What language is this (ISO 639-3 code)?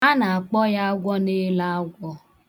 ibo